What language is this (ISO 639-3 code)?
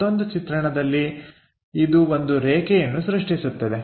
kan